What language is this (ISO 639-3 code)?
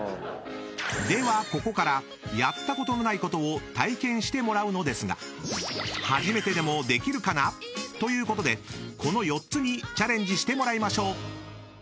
jpn